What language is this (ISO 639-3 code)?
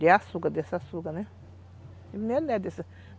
por